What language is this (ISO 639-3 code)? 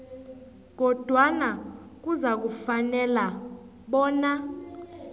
nbl